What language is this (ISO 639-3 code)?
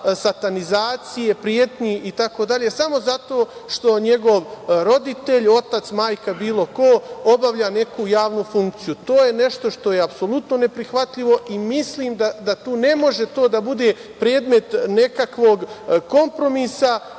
srp